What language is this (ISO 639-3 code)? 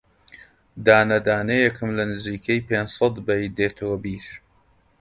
ckb